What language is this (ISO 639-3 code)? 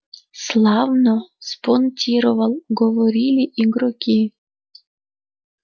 rus